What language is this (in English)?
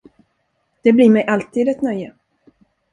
Swedish